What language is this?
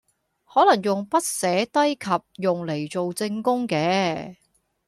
Cantonese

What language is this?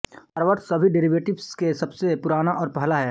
Hindi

